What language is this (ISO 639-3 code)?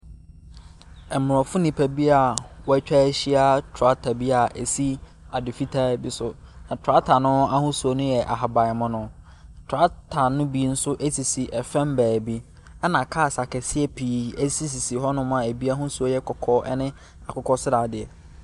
aka